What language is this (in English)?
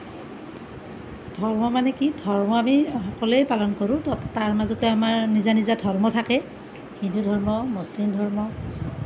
Assamese